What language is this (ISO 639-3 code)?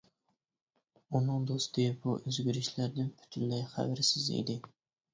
uig